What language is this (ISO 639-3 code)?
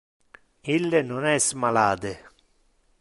ina